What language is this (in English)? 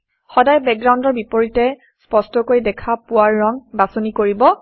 Assamese